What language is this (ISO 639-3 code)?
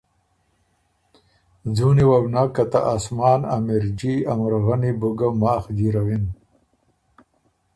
oru